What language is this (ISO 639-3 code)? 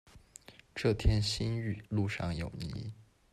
zho